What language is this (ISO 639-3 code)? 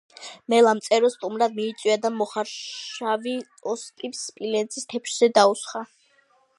kat